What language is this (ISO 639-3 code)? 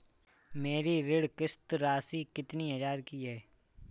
hin